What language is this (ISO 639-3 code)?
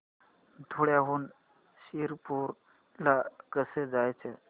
mar